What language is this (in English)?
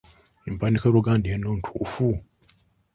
Ganda